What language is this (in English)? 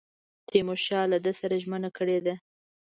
Pashto